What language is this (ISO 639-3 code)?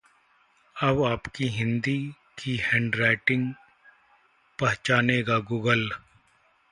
hin